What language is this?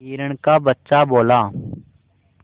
Hindi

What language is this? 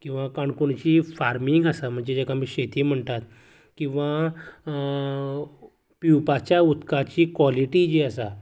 Konkani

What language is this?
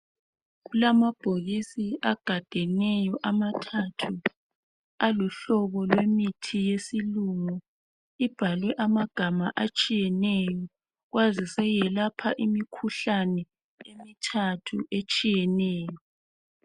North Ndebele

